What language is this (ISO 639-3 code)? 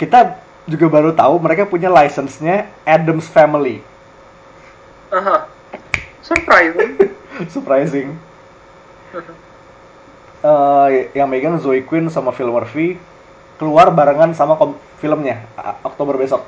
ind